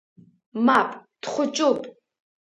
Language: Abkhazian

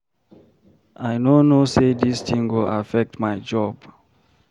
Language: Nigerian Pidgin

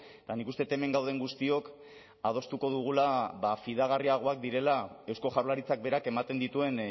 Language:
Basque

